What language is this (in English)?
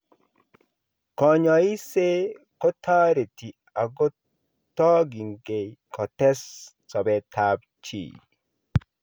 Kalenjin